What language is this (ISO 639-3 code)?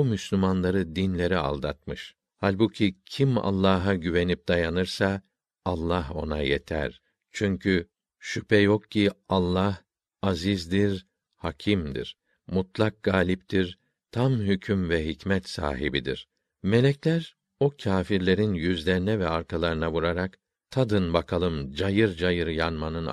tur